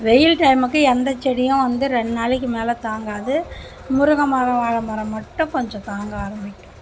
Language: Tamil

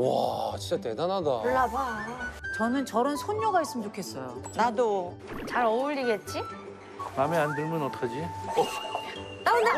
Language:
Korean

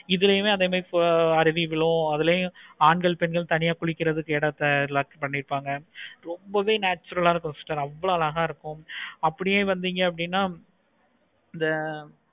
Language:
Tamil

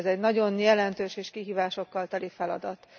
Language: Hungarian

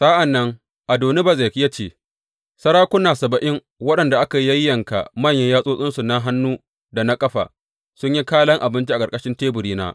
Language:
Hausa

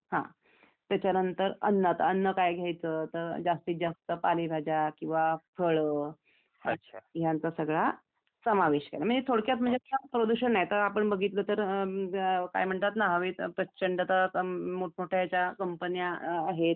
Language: Marathi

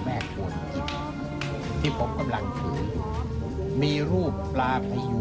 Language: Thai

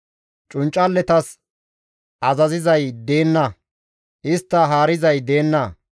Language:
Gamo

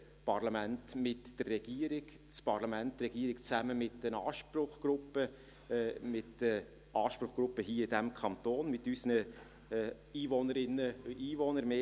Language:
Swiss German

